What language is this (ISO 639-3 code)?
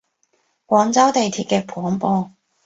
yue